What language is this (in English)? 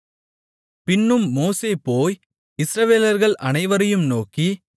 Tamil